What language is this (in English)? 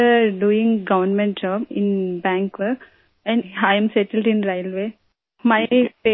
Urdu